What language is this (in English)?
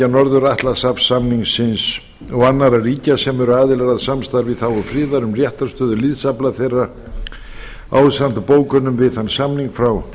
Icelandic